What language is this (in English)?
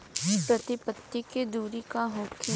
Bhojpuri